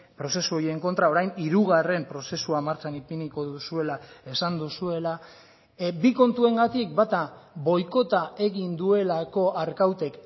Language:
Basque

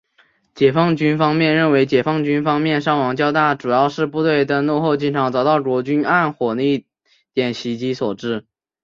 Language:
Chinese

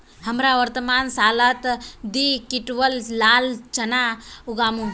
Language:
Magahi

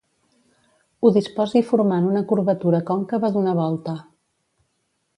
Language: Catalan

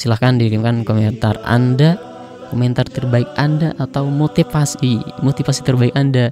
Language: Indonesian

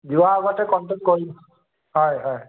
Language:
Assamese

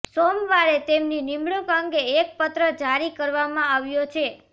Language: Gujarati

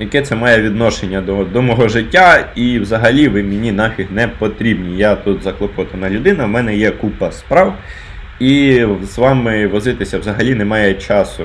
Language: Ukrainian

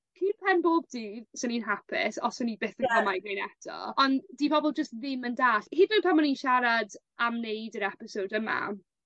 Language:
Welsh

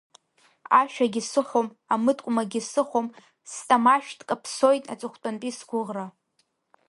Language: Abkhazian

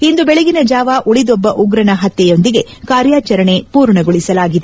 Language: Kannada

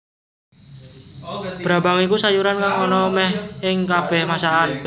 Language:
Javanese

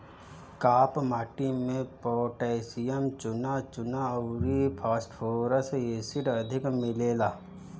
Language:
Bhojpuri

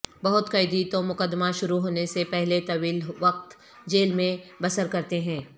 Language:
Urdu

